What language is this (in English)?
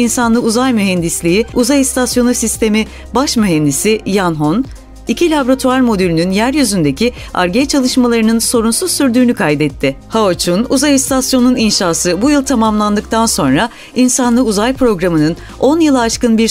Turkish